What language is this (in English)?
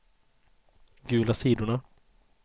Swedish